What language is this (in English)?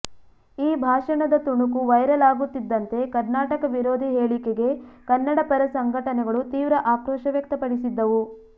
Kannada